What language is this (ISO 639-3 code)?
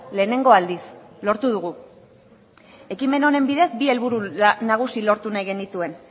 eus